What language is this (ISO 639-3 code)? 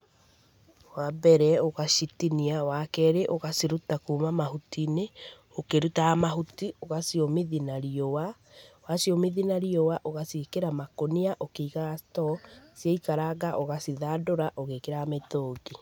kik